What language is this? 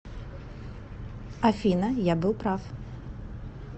Russian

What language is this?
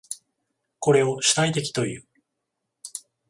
Japanese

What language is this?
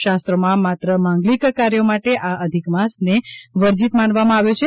Gujarati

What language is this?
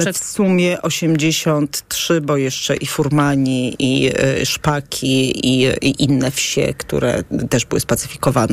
Polish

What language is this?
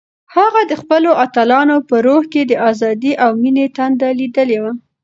Pashto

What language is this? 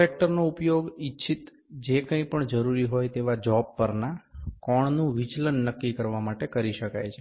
Gujarati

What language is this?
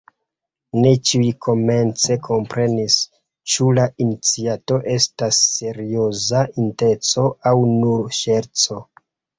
Esperanto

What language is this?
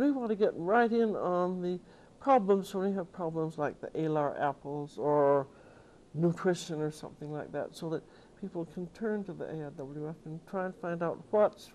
English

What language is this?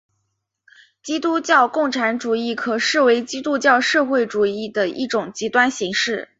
Chinese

